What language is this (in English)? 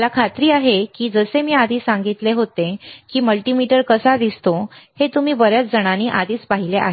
Marathi